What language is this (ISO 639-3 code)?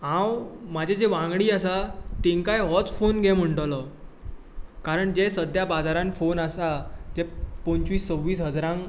kok